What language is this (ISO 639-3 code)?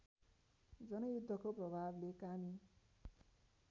nep